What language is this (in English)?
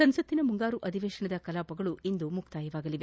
Kannada